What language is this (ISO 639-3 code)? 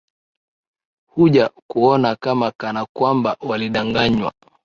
swa